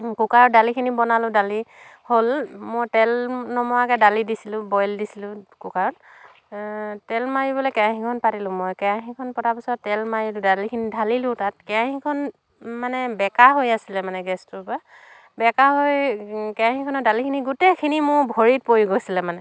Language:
Assamese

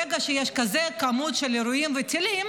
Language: Hebrew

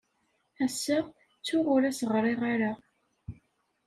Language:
Kabyle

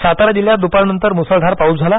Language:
Marathi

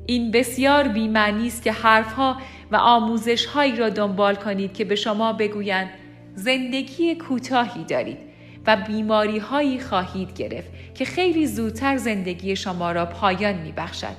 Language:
Persian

